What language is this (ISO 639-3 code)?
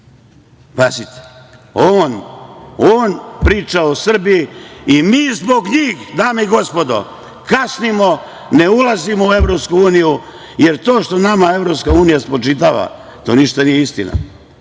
srp